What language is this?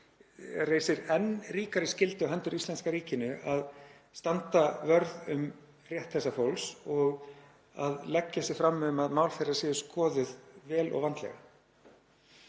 Icelandic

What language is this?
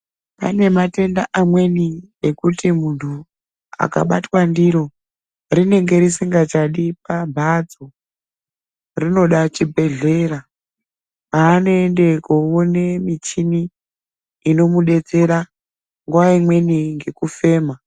Ndau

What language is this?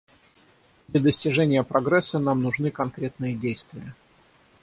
Russian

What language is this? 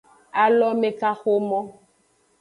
Aja (Benin)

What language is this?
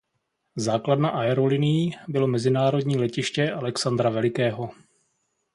Czech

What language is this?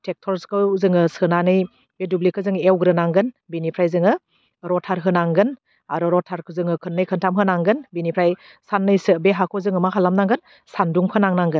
Bodo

